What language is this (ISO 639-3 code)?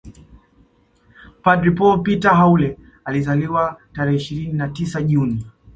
swa